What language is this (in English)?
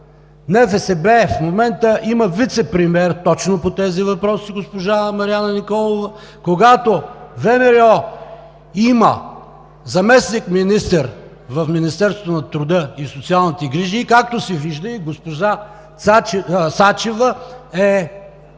Bulgarian